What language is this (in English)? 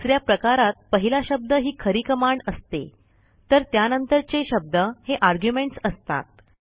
Marathi